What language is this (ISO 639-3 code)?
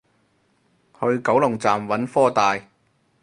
yue